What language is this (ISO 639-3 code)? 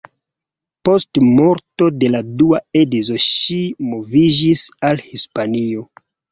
epo